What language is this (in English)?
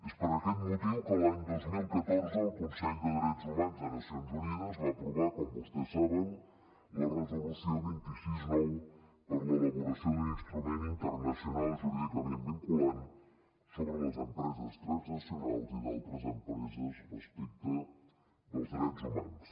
Catalan